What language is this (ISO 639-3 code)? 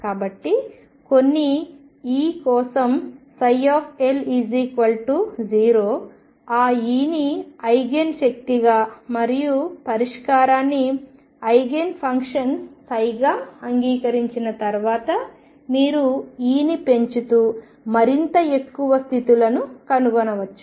tel